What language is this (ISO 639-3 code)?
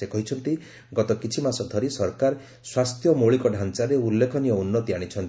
ori